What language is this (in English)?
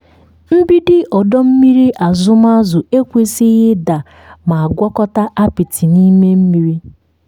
Igbo